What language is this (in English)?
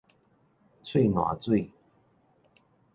Min Nan Chinese